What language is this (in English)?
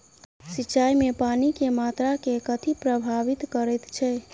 Maithili